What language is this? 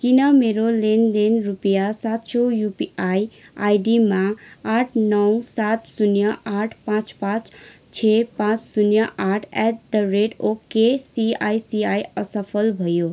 Nepali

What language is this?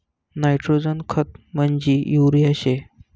Marathi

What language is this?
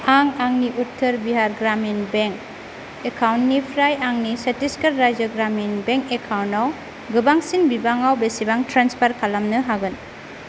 Bodo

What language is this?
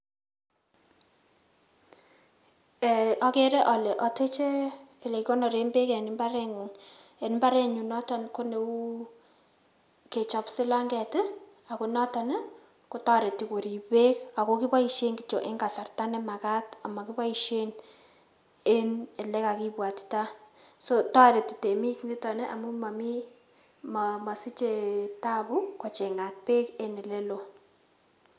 Kalenjin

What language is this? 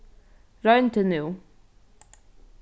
Faroese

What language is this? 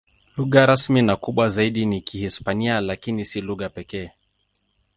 Swahili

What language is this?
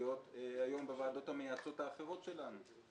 Hebrew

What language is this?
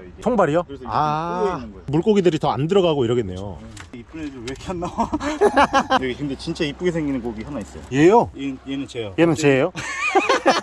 Korean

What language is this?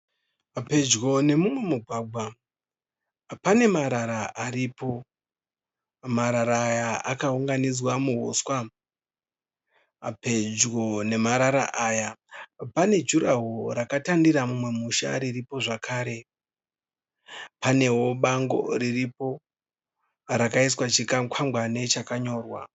Shona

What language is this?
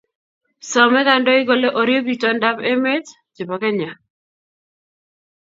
Kalenjin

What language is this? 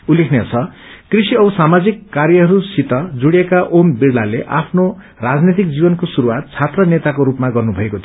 Nepali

